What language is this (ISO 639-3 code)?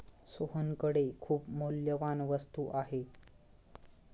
mar